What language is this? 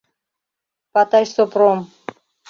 Mari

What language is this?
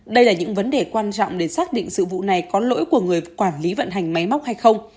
Vietnamese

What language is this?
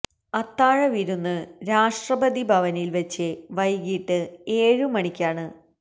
Malayalam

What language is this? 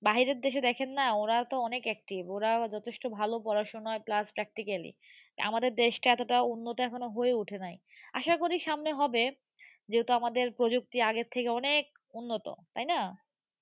Bangla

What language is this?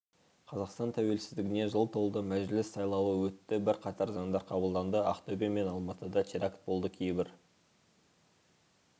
Kazakh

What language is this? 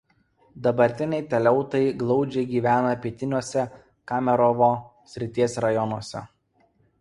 Lithuanian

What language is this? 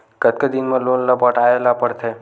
Chhattisgarhi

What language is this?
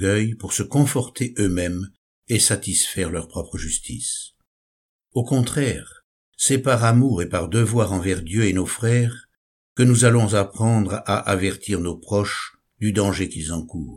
French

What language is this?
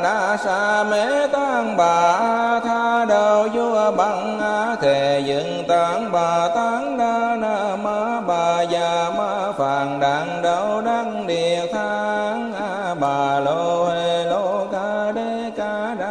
Vietnamese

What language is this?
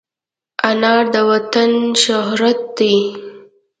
Pashto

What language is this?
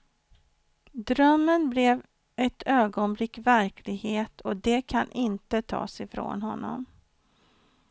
Swedish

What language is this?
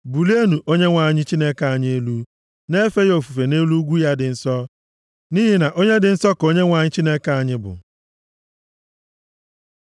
Igbo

